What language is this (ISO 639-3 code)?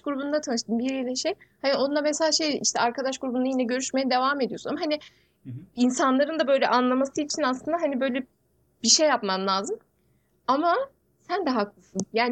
tur